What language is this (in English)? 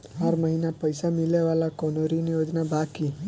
Bhojpuri